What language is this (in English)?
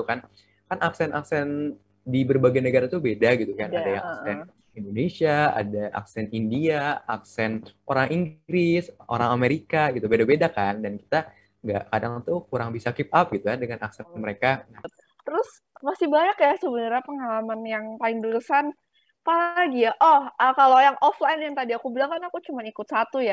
Indonesian